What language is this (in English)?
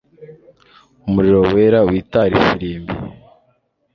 Kinyarwanda